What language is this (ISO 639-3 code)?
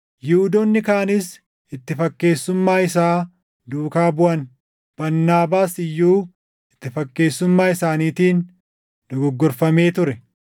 orm